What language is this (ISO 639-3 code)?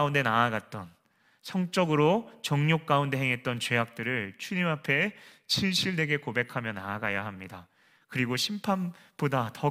kor